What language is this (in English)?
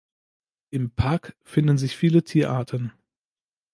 German